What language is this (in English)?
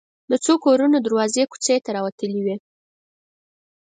Pashto